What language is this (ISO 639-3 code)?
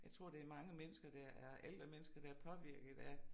dan